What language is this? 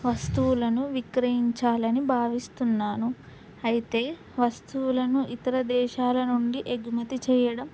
Telugu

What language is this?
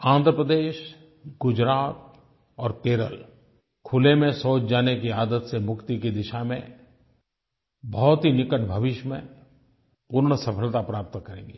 Hindi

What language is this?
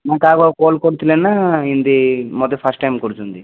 Odia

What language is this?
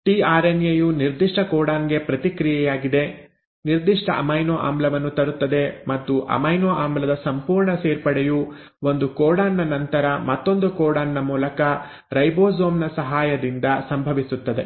Kannada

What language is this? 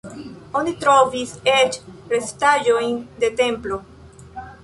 Esperanto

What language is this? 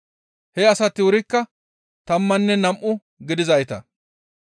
Gamo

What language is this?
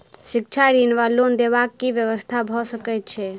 Maithili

